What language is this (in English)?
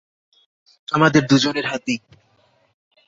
Bangla